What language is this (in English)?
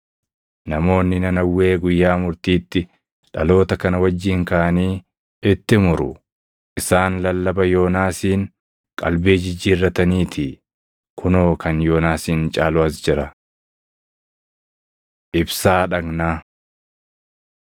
Oromo